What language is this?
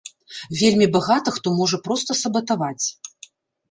Belarusian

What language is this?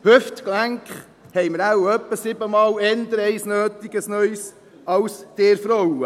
Swiss German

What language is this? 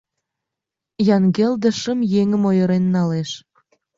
Mari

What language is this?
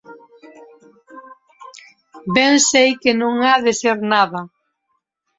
Galician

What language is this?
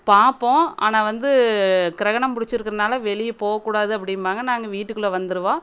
Tamil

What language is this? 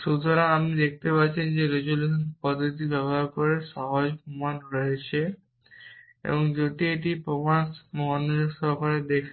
Bangla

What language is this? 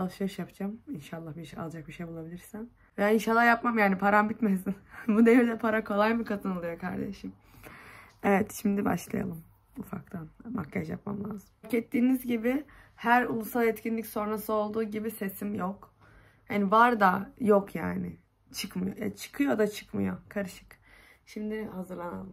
Turkish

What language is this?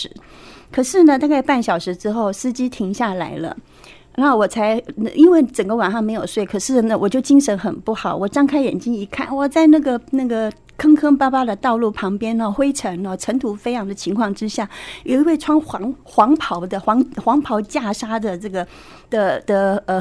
Chinese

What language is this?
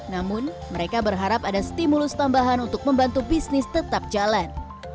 Indonesian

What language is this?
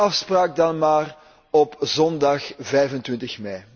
Dutch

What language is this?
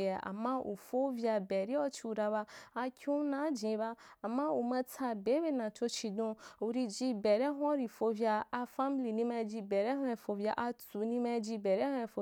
Wapan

